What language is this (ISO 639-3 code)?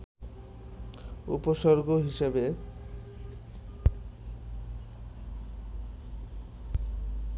ben